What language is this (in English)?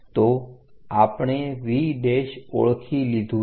Gujarati